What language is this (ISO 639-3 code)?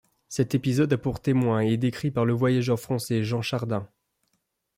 fra